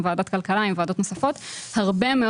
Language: Hebrew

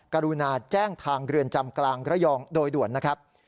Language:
Thai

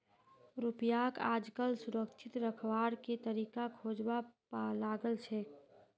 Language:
Magahi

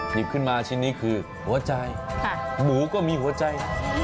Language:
Thai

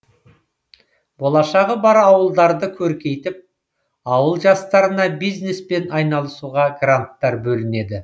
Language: Kazakh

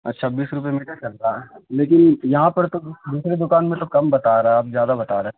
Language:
Urdu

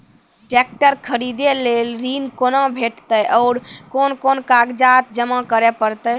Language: Maithili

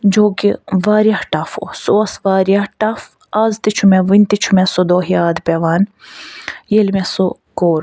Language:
Kashmiri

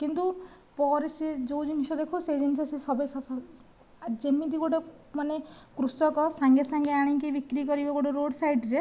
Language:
Odia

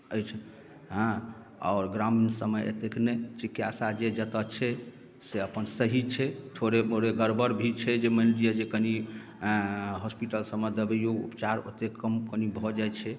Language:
Maithili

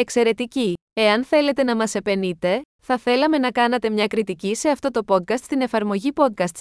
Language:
Greek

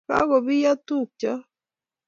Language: Kalenjin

